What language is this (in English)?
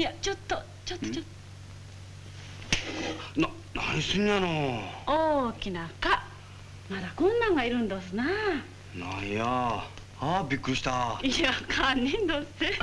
Japanese